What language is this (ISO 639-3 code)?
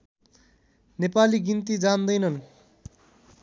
nep